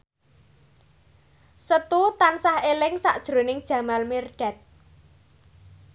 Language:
Javanese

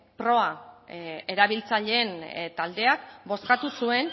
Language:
Basque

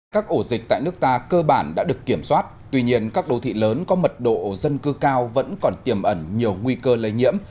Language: Vietnamese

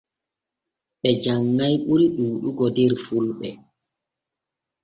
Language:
Borgu Fulfulde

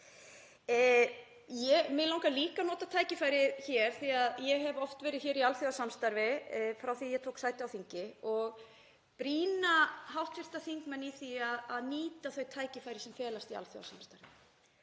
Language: Icelandic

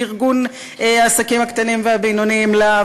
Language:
Hebrew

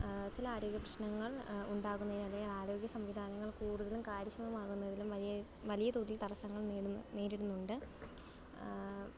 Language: Malayalam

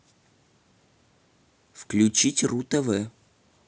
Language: Russian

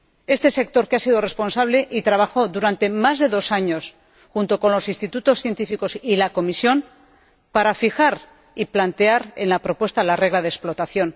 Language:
Spanish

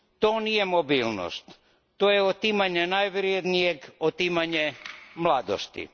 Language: Croatian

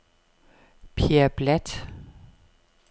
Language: Danish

